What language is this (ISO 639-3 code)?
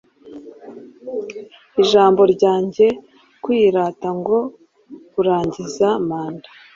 kin